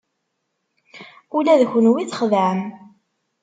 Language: Kabyle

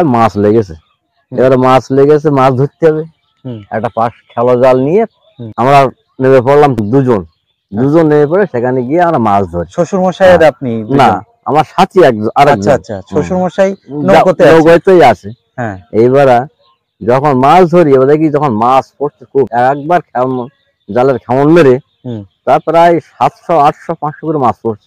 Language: Bangla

